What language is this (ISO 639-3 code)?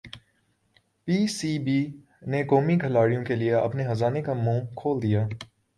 urd